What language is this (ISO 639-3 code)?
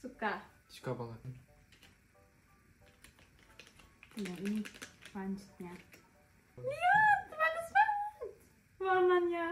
ind